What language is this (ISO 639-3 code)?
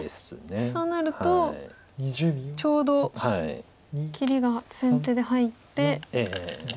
jpn